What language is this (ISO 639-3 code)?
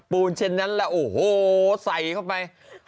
tha